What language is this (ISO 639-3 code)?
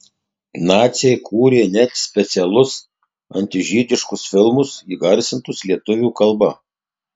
lit